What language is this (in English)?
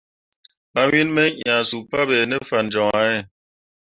Mundang